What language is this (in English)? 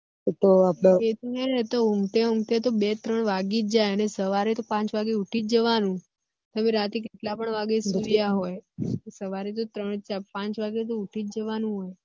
Gujarati